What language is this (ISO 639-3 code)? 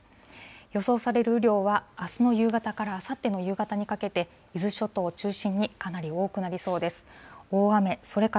jpn